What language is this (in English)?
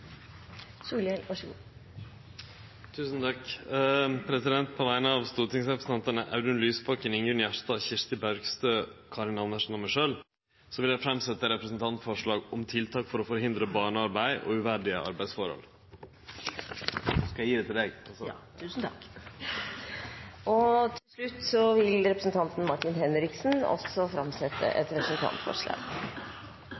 Norwegian Nynorsk